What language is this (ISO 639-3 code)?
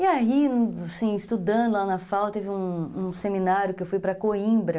por